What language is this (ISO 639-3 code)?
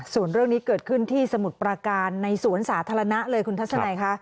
tha